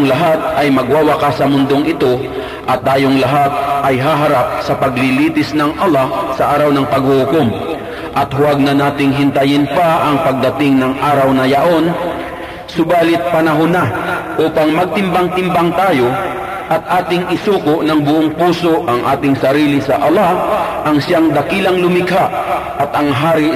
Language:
Filipino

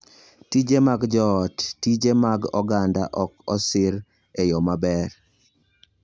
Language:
Luo (Kenya and Tanzania)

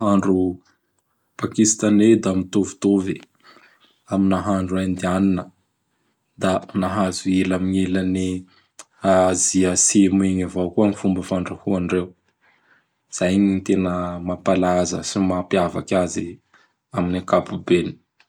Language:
Bara Malagasy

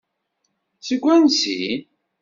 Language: Kabyle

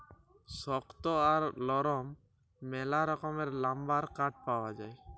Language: Bangla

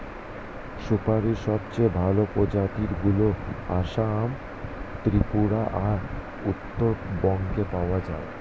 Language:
Bangla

